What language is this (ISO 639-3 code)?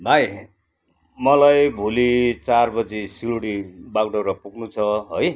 nep